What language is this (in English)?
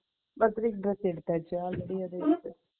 Tamil